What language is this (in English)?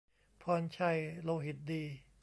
Thai